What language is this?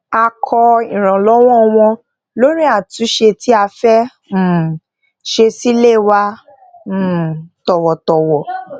Yoruba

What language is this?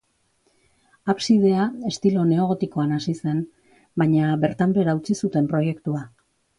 Basque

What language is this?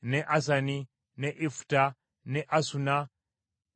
Ganda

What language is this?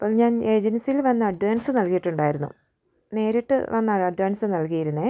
Malayalam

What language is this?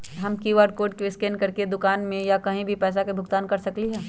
Magahi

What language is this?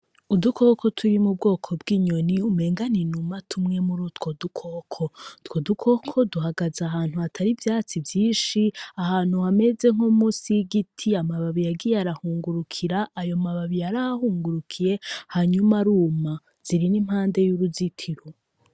Rundi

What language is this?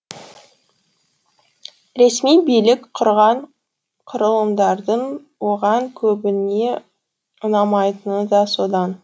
Kazakh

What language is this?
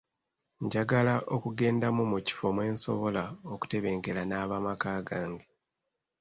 Ganda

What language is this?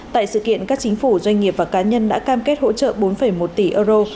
Vietnamese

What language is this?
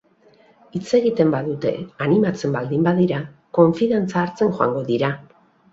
Basque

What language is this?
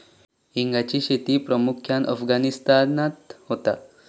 Marathi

